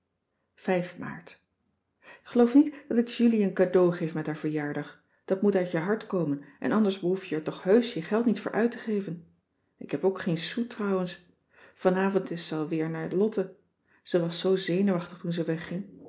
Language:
Dutch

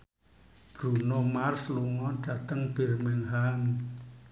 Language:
Javanese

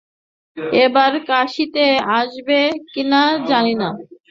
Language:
Bangla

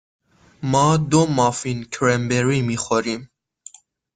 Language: Persian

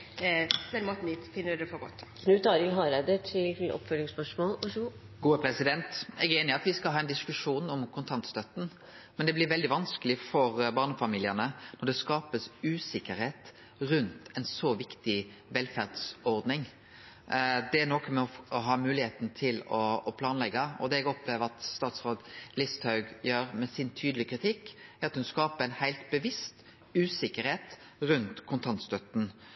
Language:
Norwegian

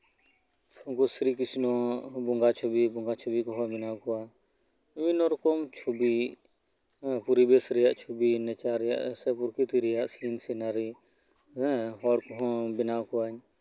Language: Santali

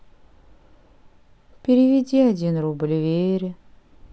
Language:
Russian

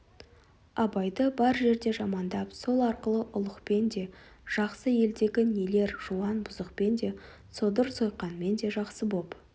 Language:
Kazakh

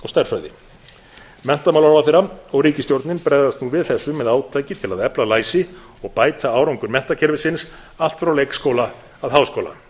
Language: Icelandic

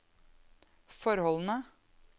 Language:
Norwegian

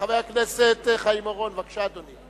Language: Hebrew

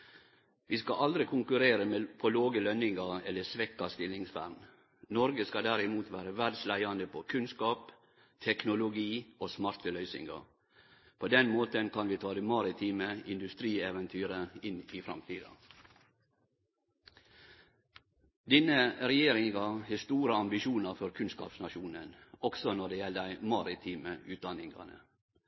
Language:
Norwegian Nynorsk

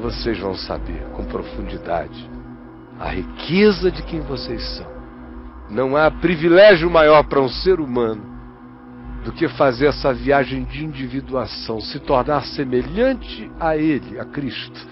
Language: Portuguese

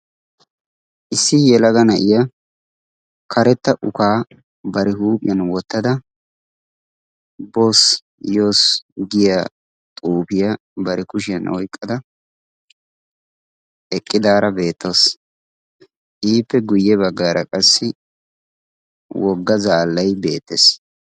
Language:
Wolaytta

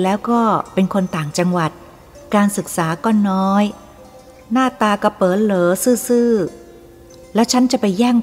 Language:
Thai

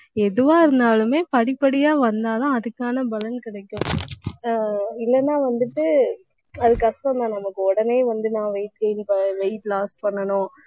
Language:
Tamil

